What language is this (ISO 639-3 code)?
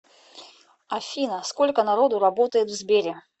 rus